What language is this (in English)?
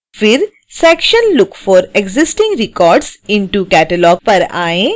Hindi